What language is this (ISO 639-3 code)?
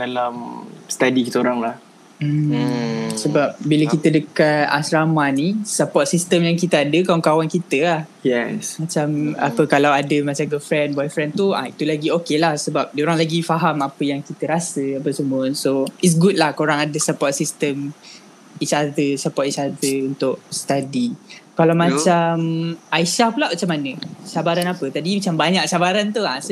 msa